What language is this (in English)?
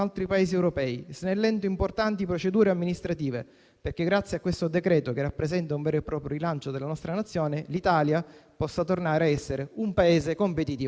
Italian